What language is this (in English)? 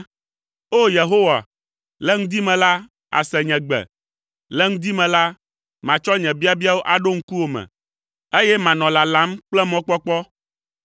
Ewe